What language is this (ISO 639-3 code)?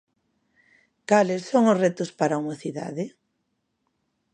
glg